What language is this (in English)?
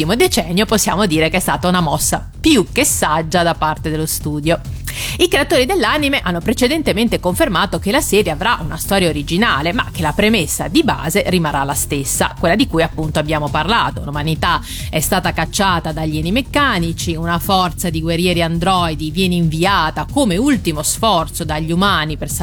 Italian